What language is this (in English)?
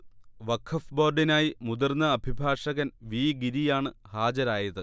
Malayalam